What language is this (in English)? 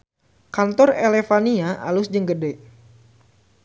Sundanese